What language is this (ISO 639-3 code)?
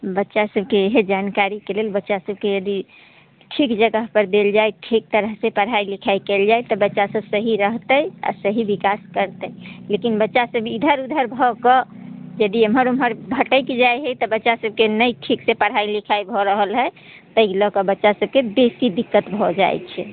mai